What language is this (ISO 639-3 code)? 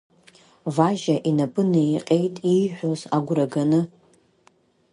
abk